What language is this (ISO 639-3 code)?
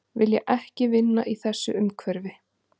isl